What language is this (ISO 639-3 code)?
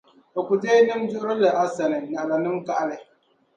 dag